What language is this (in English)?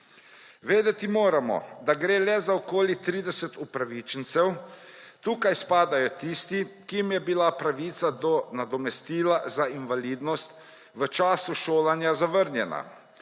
Slovenian